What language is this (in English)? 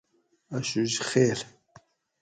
Gawri